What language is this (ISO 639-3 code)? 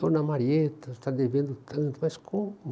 por